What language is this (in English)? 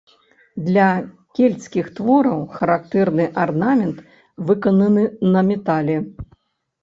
Belarusian